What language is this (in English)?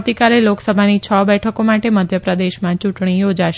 Gujarati